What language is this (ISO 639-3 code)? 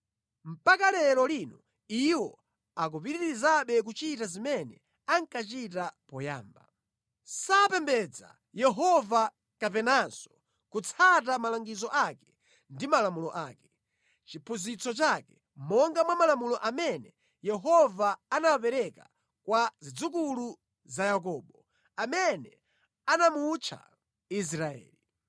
nya